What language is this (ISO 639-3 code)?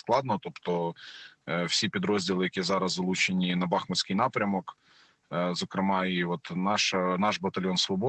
ukr